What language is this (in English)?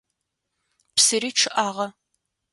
Adyghe